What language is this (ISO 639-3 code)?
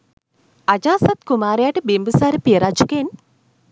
sin